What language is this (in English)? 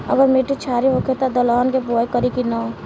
Bhojpuri